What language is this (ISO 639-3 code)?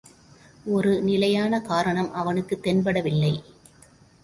tam